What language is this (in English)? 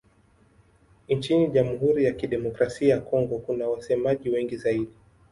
Swahili